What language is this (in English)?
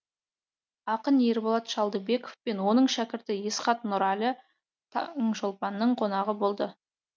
Kazakh